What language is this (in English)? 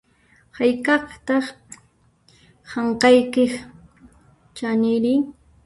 Puno Quechua